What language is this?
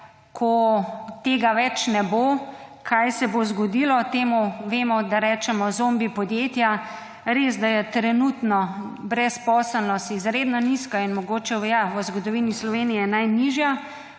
Slovenian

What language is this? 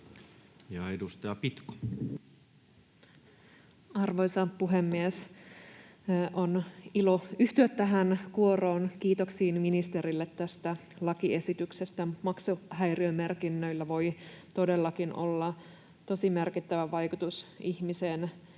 Finnish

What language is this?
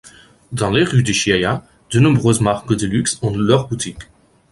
French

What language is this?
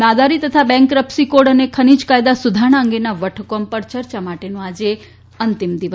Gujarati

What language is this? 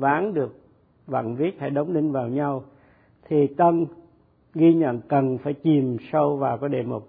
Vietnamese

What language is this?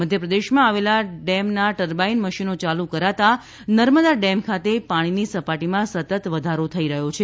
Gujarati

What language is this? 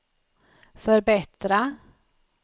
Swedish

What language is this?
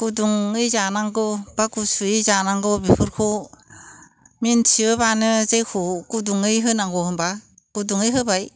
Bodo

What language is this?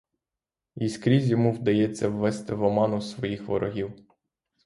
Ukrainian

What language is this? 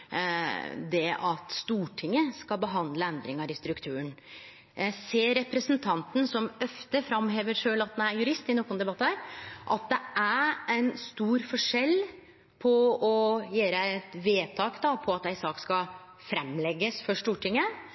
Norwegian Nynorsk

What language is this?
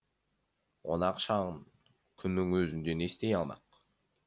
Kazakh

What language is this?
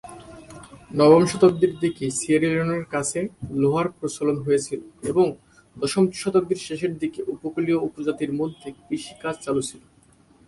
Bangla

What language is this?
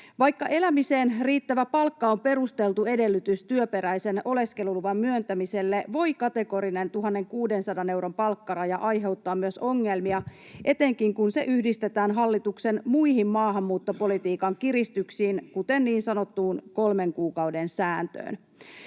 Finnish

